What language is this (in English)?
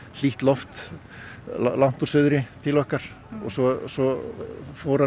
Icelandic